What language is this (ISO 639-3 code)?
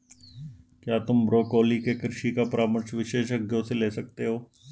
hin